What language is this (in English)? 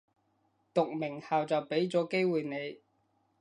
Cantonese